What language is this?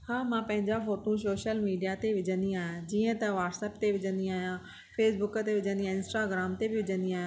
Sindhi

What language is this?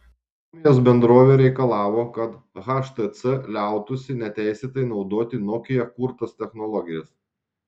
Lithuanian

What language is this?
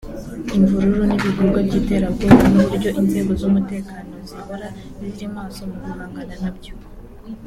Kinyarwanda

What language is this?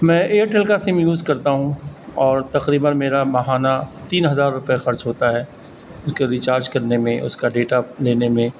Urdu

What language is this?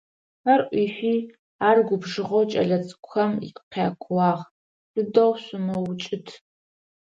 Adyghe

